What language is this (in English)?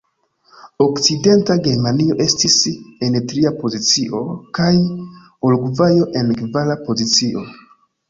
Esperanto